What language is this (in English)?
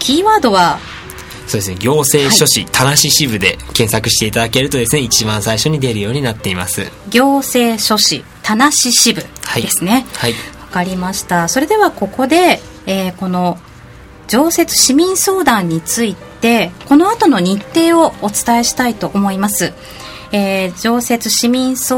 Japanese